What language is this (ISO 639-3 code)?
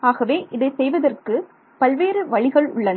tam